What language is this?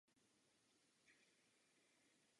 Czech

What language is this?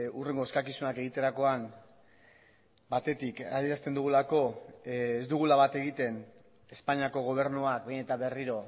Basque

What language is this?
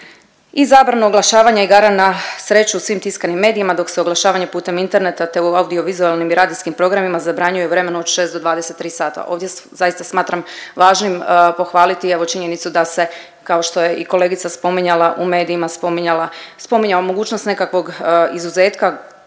Croatian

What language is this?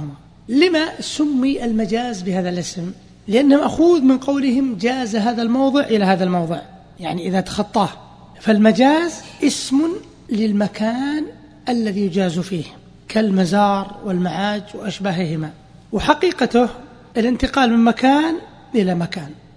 Arabic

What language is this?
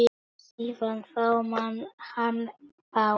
Icelandic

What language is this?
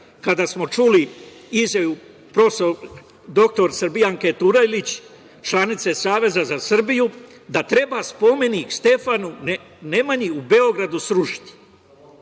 Serbian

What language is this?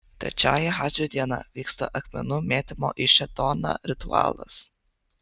Lithuanian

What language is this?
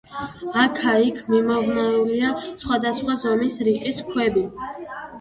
Georgian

